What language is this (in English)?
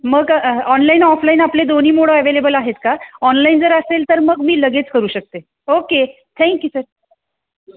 Marathi